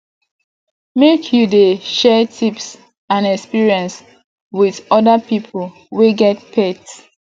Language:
Nigerian Pidgin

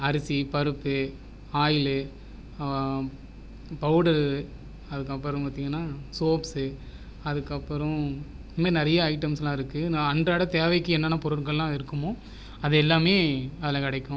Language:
Tamil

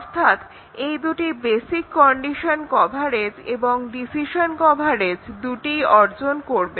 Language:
Bangla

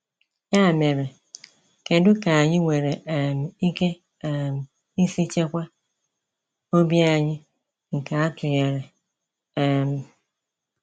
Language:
Igbo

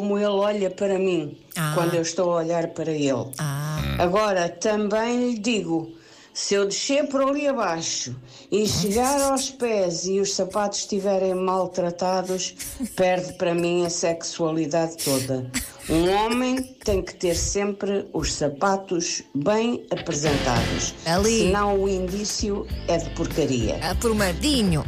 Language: Portuguese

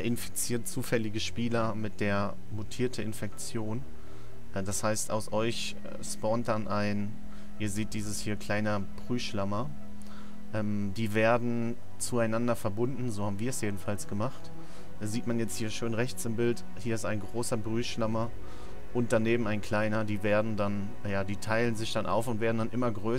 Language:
German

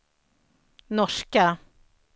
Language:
Swedish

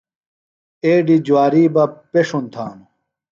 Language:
Phalura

